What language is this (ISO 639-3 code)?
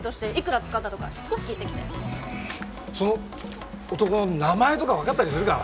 jpn